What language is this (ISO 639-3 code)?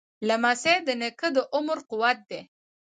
pus